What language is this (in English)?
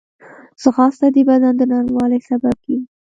Pashto